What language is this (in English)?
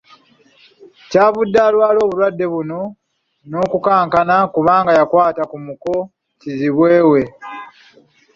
Ganda